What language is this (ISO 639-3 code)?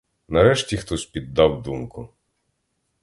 ukr